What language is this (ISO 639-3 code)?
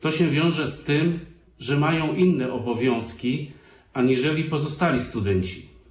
pol